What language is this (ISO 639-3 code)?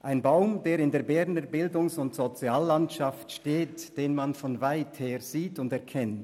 gsw